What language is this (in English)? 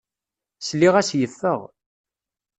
Kabyle